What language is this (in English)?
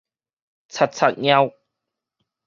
Min Nan Chinese